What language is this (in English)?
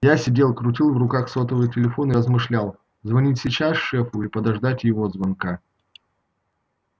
Russian